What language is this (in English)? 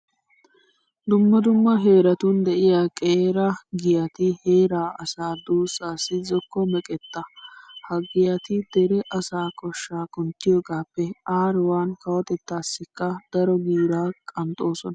Wolaytta